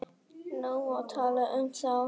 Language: Icelandic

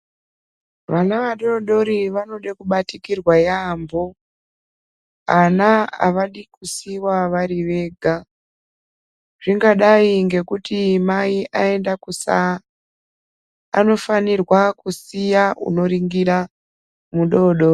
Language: Ndau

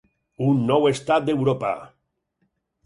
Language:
Catalan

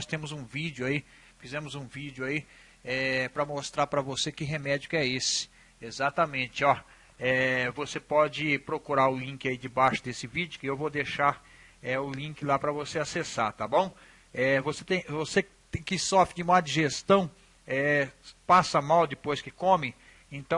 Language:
Portuguese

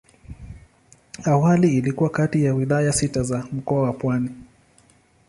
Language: Swahili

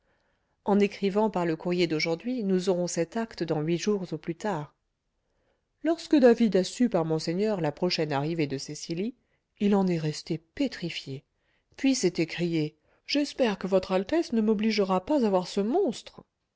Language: French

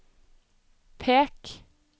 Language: Norwegian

